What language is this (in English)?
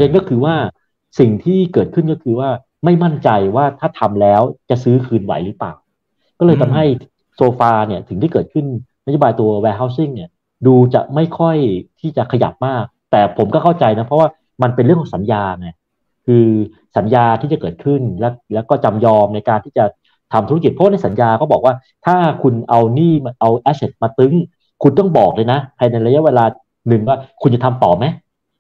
Thai